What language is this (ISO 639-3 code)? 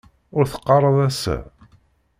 kab